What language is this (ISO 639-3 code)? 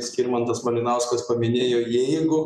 lit